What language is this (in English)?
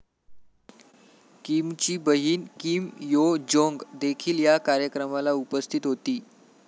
Marathi